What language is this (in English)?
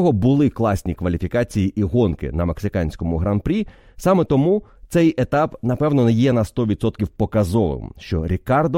Ukrainian